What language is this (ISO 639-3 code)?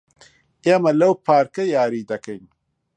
ckb